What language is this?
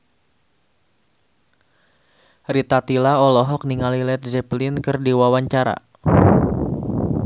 Sundanese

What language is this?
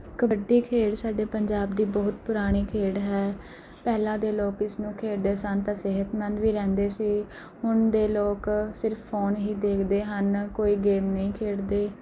Punjabi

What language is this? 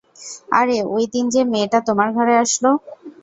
Bangla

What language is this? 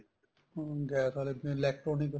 Punjabi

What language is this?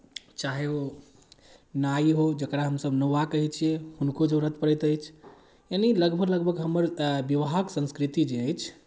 Maithili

